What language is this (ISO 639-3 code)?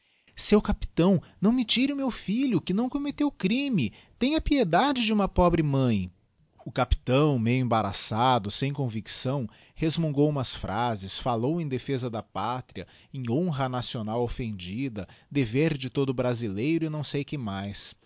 por